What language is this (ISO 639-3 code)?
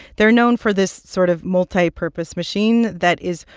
eng